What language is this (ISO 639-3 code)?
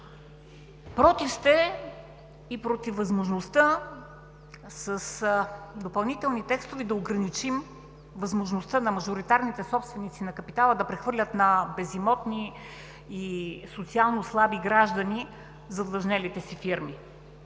bul